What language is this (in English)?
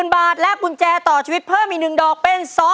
Thai